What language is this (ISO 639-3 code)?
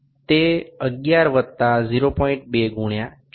ben